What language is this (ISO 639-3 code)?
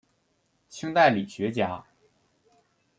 zho